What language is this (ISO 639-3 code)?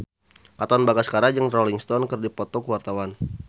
sun